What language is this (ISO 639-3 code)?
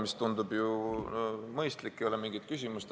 est